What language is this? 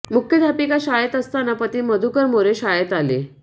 Marathi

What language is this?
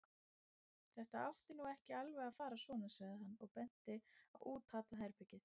Icelandic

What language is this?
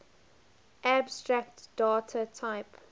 English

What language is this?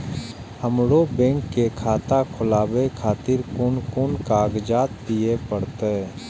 Maithili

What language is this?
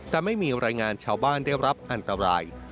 Thai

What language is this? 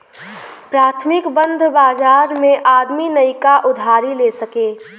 Bhojpuri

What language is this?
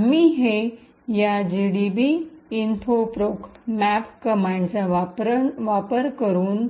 Marathi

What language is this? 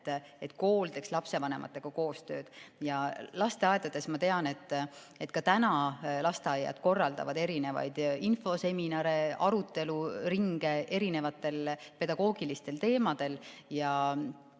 Estonian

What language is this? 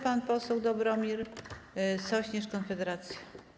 Polish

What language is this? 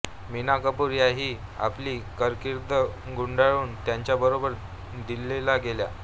Marathi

